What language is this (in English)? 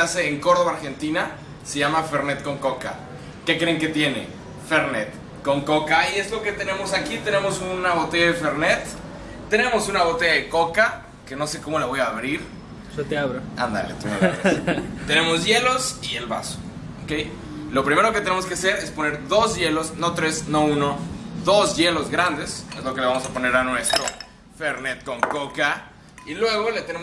Spanish